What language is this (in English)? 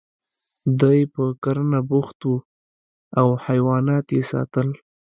Pashto